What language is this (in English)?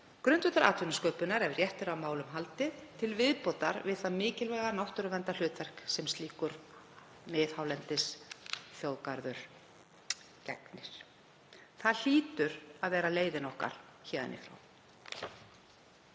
Icelandic